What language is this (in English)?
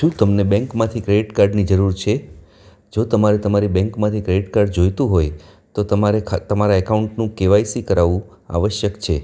Gujarati